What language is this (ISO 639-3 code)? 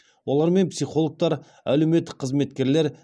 kaz